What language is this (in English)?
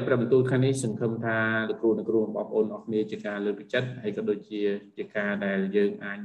Thai